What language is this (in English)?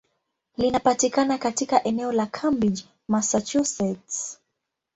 Swahili